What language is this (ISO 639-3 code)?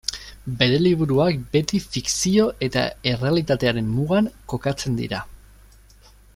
eus